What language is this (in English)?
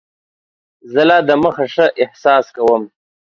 Pashto